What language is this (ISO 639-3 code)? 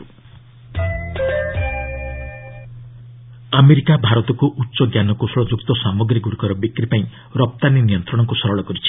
ori